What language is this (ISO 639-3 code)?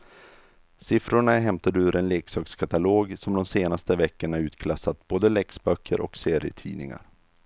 swe